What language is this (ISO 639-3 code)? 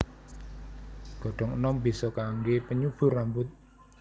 jav